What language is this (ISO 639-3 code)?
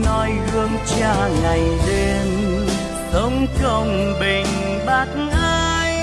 vie